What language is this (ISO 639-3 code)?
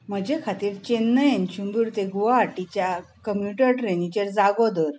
kok